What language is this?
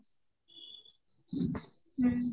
Odia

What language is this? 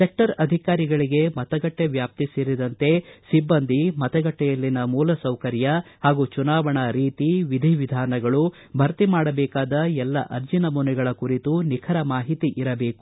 Kannada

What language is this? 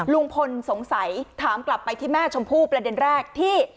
Thai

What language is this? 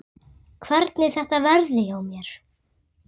Icelandic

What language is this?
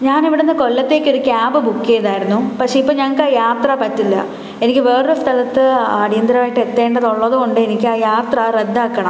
Malayalam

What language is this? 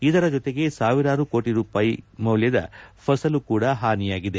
Kannada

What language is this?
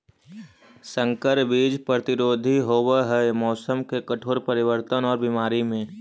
Magahi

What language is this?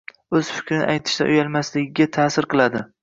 Uzbek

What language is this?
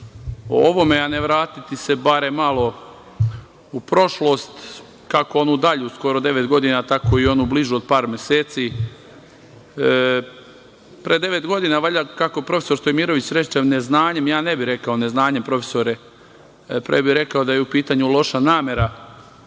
Serbian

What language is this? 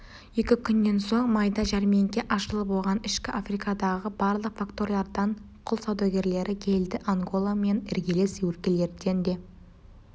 Kazakh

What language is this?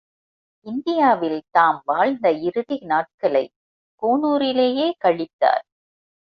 Tamil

